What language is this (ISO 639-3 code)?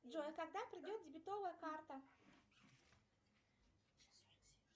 rus